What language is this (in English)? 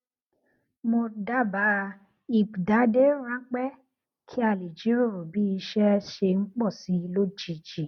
Yoruba